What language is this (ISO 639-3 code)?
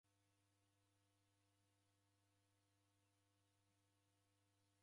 dav